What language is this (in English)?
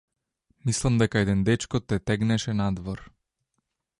Macedonian